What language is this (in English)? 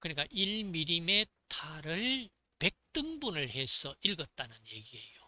Korean